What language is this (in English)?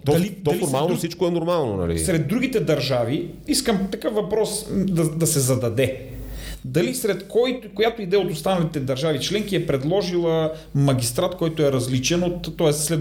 Bulgarian